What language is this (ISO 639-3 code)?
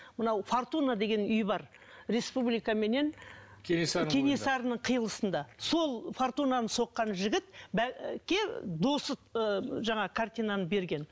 kaz